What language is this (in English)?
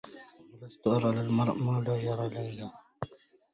Arabic